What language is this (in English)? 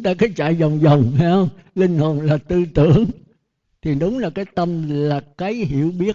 Vietnamese